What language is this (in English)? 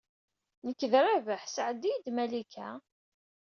Kabyle